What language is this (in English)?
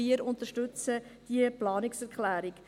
Swiss German